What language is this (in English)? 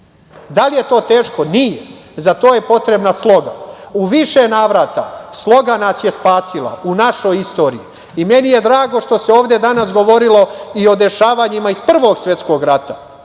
Serbian